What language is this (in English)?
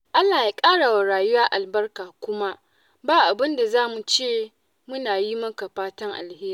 Hausa